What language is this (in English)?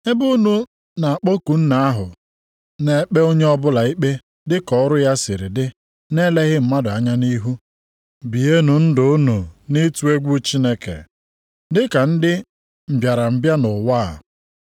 Igbo